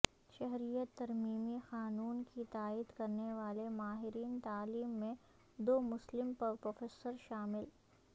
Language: Urdu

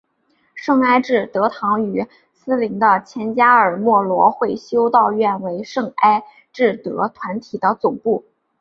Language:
Chinese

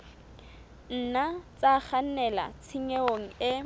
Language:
Southern Sotho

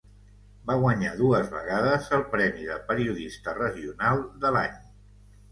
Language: Catalan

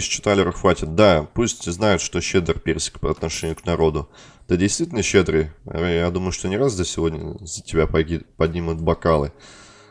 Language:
Russian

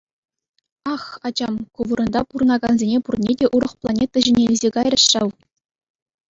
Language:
Chuvash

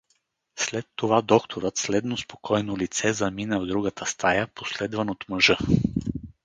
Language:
Bulgarian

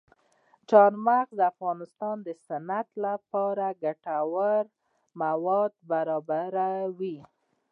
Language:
Pashto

